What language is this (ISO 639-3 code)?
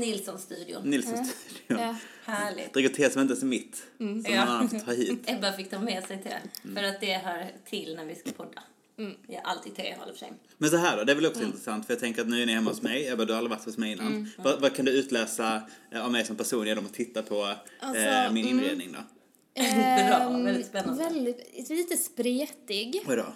swe